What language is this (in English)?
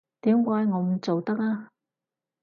Cantonese